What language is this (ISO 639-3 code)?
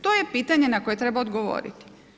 hrv